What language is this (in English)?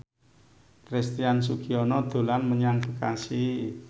Javanese